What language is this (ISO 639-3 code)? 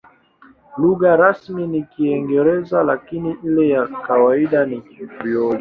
swa